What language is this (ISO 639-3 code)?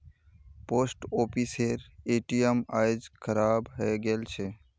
mag